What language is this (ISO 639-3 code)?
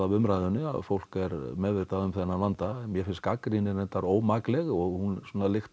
isl